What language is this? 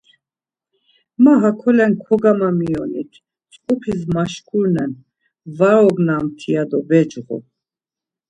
Laz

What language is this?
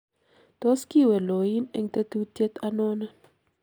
Kalenjin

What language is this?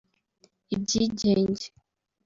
Kinyarwanda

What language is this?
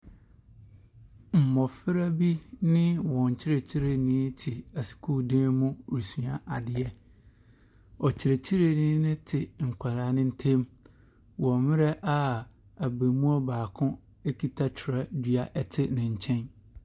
Akan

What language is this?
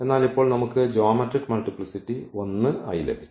Malayalam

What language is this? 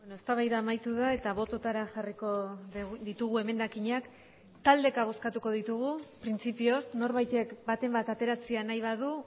Basque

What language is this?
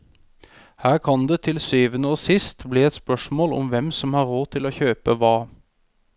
Norwegian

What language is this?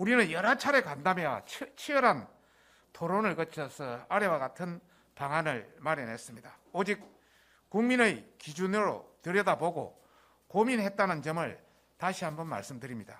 Korean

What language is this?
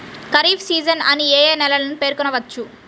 Telugu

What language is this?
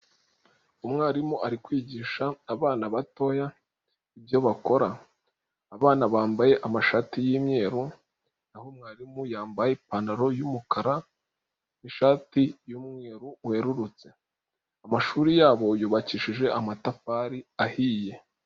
Kinyarwanda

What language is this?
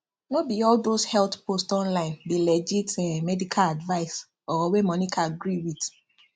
Nigerian Pidgin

